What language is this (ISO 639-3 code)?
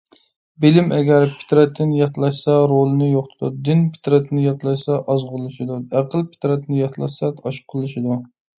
uig